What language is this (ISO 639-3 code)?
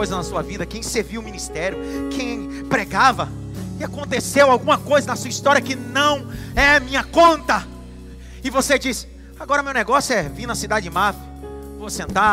por